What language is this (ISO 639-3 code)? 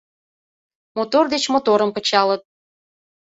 chm